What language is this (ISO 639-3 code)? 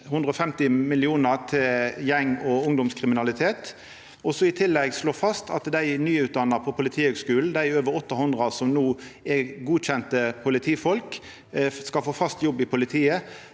nor